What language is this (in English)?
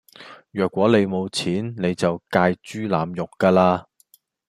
Cantonese